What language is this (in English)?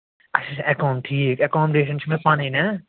Kashmiri